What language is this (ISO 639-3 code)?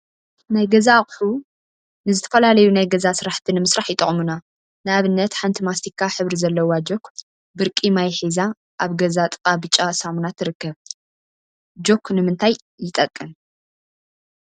tir